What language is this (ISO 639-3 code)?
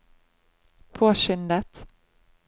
nor